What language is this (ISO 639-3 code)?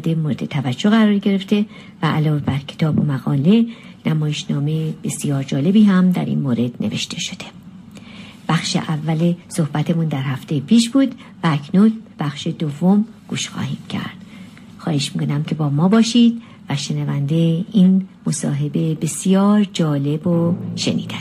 fas